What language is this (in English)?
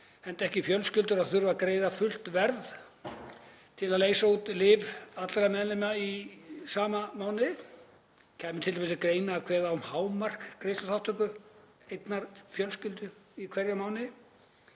Icelandic